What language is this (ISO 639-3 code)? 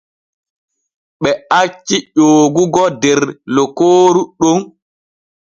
fue